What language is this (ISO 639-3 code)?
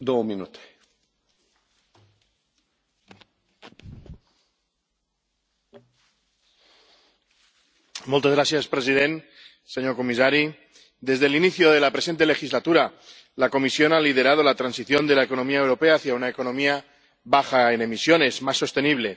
spa